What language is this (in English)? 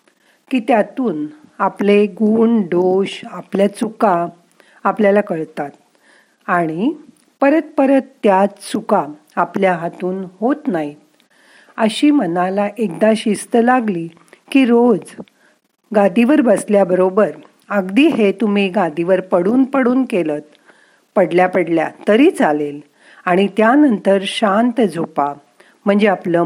Marathi